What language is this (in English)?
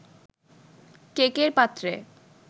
Bangla